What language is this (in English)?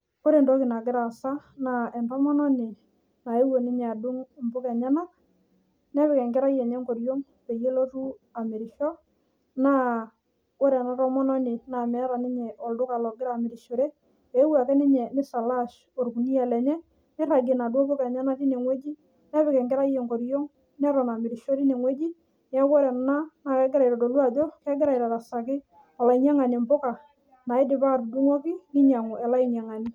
Masai